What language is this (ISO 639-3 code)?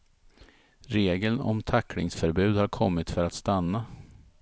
swe